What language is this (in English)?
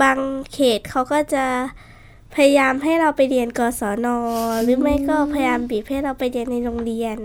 Thai